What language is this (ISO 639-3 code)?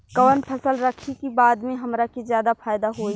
bho